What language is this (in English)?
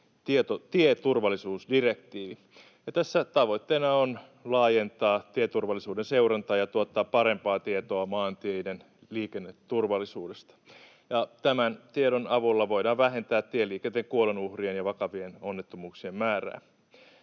Finnish